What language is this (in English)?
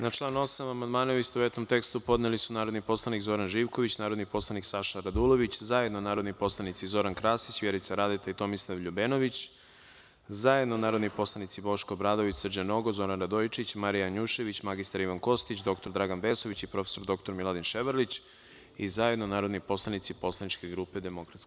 Serbian